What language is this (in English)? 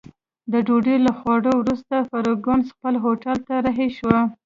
Pashto